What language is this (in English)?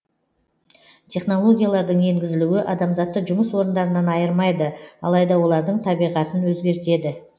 Kazakh